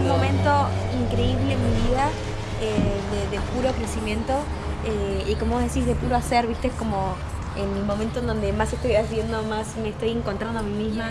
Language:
Spanish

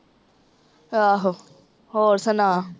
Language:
Punjabi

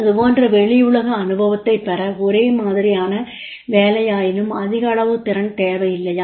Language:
Tamil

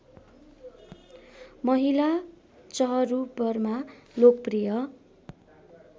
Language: Nepali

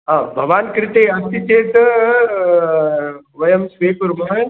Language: Sanskrit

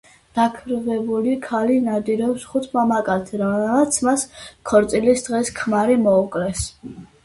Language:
Georgian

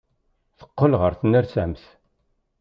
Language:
Kabyle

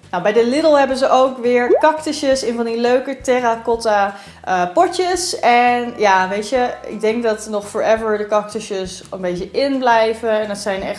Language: Dutch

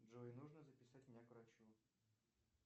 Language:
Russian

